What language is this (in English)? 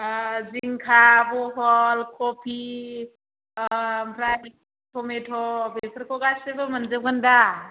Bodo